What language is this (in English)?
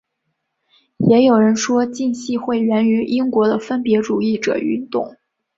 Chinese